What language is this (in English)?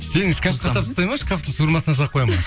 Kazakh